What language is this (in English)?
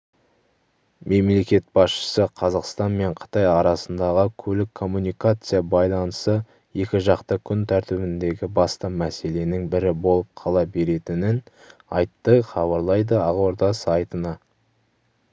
Kazakh